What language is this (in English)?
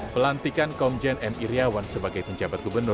Indonesian